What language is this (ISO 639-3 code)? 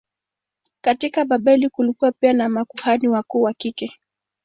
swa